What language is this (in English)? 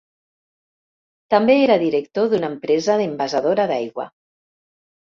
Catalan